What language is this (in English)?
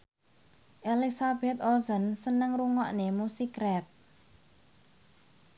Javanese